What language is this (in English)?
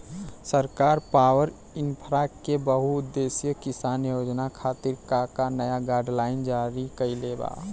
Bhojpuri